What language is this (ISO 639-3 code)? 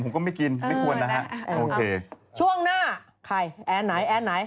tha